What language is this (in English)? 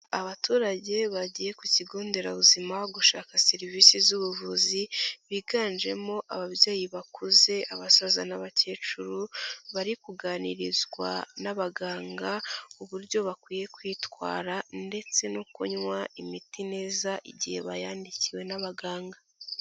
Kinyarwanda